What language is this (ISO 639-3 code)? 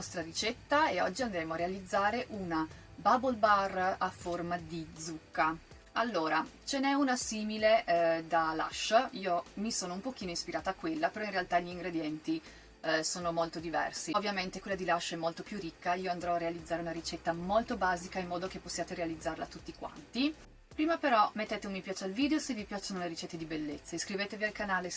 ita